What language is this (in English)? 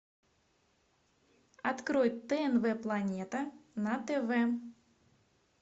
Russian